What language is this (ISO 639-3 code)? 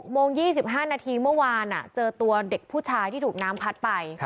tha